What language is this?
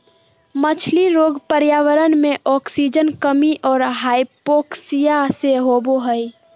Magahi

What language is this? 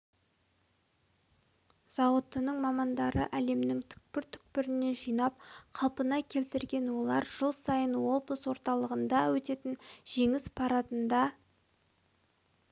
Kazakh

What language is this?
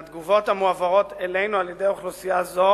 Hebrew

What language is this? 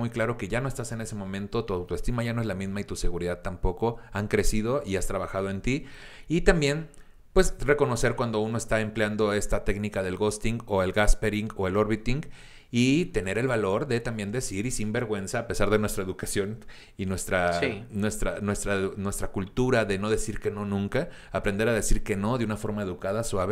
Spanish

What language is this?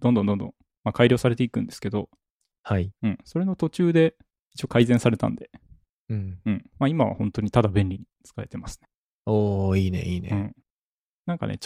Japanese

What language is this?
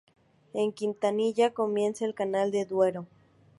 Spanish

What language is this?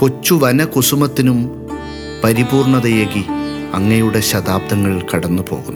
Malayalam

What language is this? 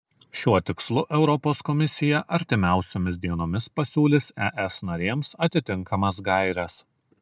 Lithuanian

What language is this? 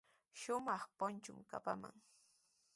Sihuas Ancash Quechua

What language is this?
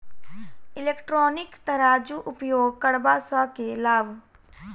Maithili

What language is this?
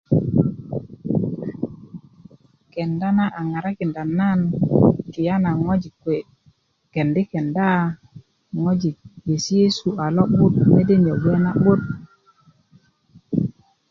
Kuku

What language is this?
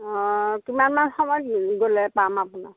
Assamese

